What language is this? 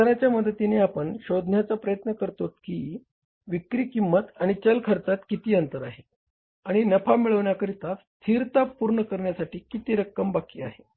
Marathi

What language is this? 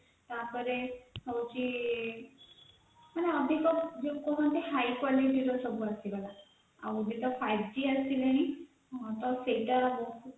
Odia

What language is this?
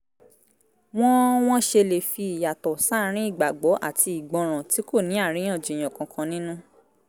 Yoruba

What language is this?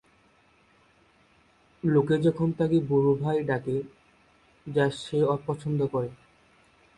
Bangla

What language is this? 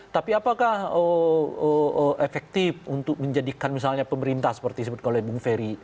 Indonesian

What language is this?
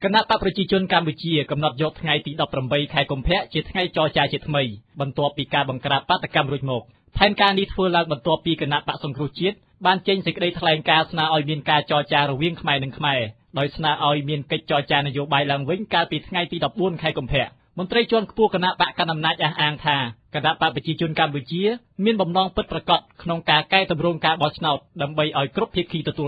Thai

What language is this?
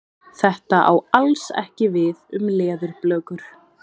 Icelandic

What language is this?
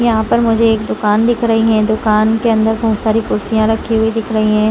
Hindi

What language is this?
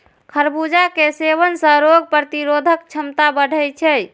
Maithili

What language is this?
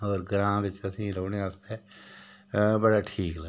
Dogri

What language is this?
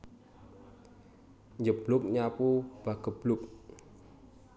Javanese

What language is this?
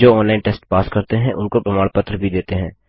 Hindi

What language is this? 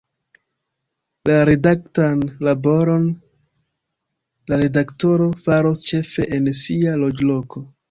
Esperanto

